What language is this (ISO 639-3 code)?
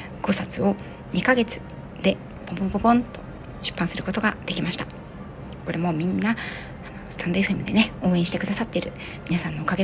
jpn